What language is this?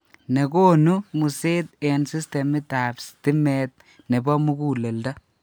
Kalenjin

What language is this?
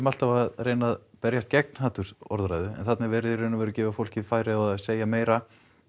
Icelandic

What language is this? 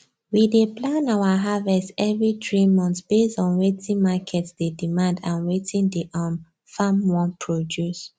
Nigerian Pidgin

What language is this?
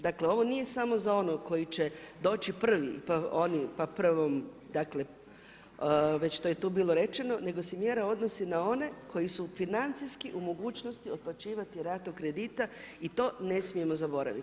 Croatian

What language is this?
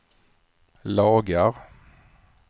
Swedish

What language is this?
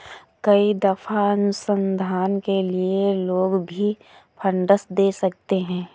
Hindi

